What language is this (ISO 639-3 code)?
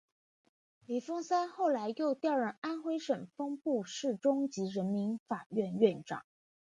zho